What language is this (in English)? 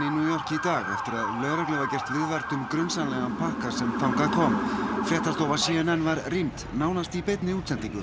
Icelandic